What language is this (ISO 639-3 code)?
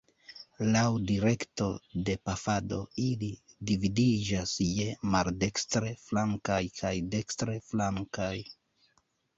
epo